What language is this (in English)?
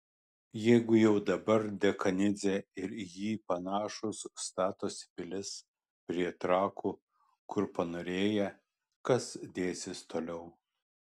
Lithuanian